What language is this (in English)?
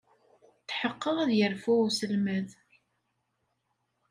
Kabyle